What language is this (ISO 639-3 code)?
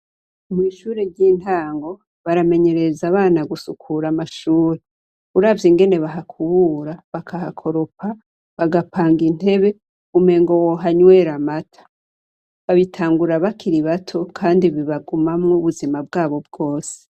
run